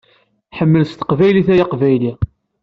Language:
Kabyle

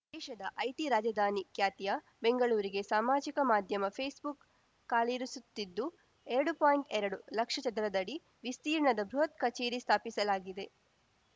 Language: Kannada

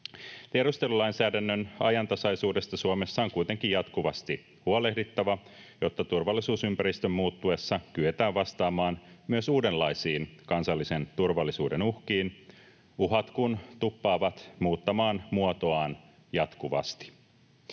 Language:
Finnish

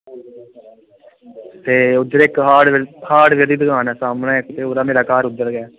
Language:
Dogri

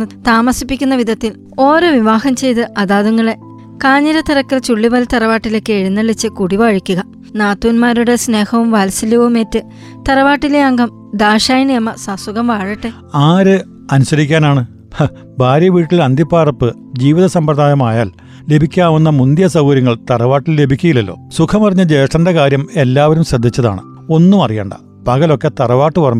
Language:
Malayalam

